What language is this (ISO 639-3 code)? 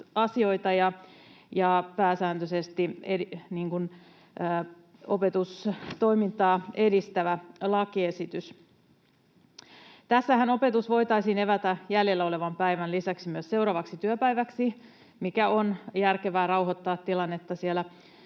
fin